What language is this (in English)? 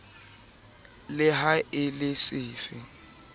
Southern Sotho